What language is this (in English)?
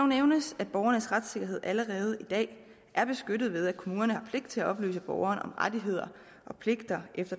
Danish